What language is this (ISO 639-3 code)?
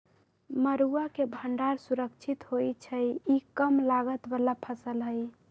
mag